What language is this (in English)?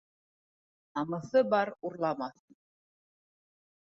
Bashkir